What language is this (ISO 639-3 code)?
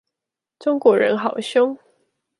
zho